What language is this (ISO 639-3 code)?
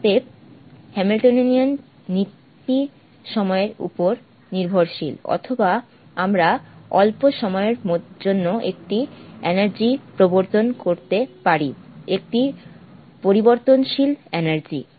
ben